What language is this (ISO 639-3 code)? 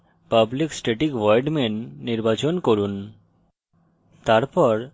ben